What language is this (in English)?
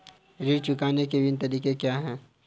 Hindi